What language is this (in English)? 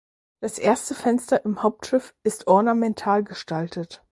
German